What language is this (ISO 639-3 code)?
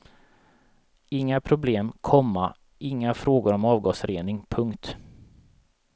swe